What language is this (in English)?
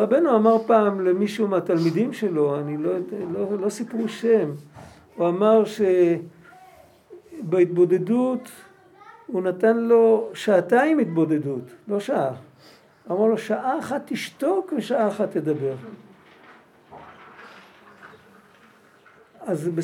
Hebrew